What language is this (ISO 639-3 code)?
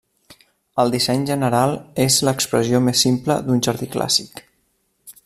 cat